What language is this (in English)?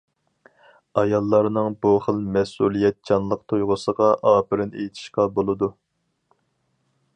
Uyghur